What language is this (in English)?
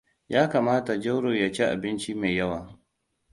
Hausa